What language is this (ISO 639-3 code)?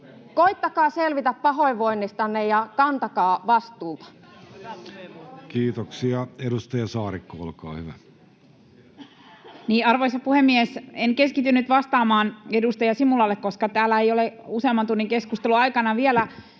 fin